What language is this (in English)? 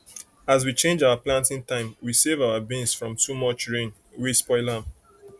Nigerian Pidgin